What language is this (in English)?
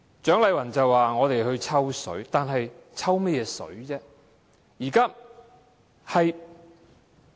Cantonese